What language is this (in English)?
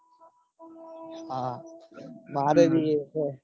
Gujarati